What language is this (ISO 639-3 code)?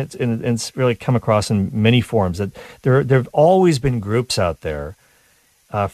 eng